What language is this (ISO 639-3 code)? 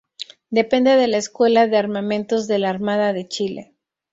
spa